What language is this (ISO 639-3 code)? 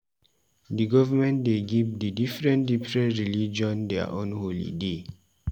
pcm